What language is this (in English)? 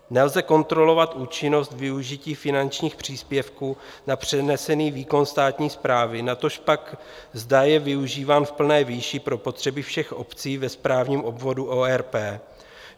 Czech